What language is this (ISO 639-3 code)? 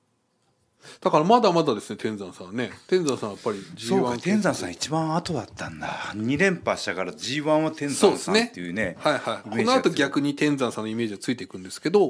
jpn